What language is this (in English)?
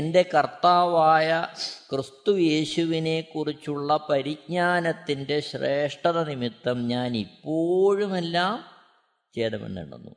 Malayalam